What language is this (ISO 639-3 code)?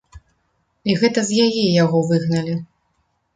bel